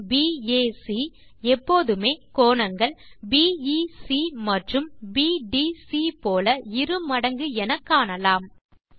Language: Tamil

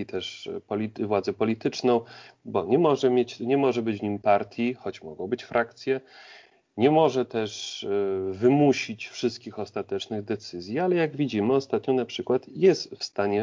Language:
Polish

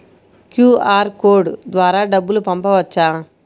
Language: Telugu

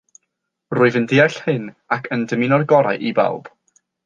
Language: Welsh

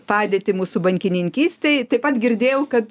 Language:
Lithuanian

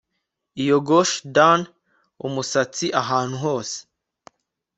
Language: Kinyarwanda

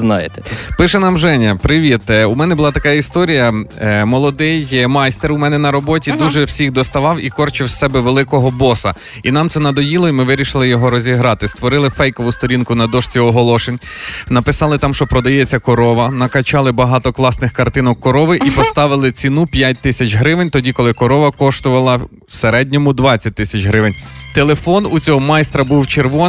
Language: Ukrainian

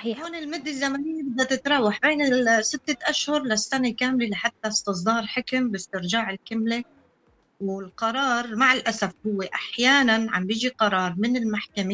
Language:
Arabic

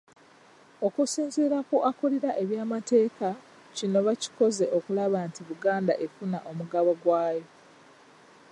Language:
Ganda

